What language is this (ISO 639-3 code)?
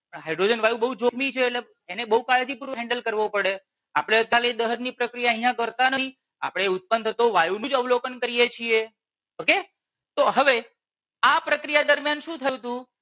guj